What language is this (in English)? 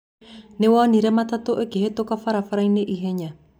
Kikuyu